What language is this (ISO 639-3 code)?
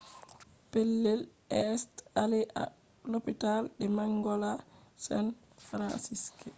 ful